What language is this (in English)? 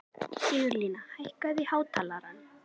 Icelandic